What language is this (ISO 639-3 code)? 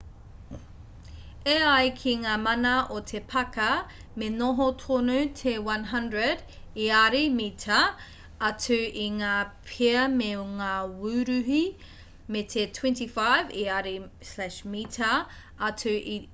mri